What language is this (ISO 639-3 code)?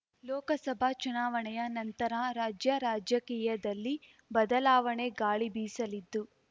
kan